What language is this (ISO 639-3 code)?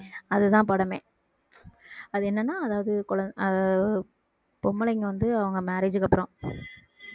tam